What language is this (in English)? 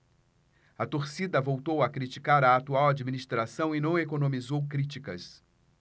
Portuguese